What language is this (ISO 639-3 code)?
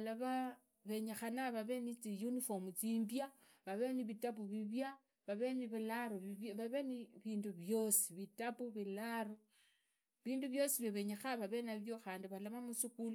ida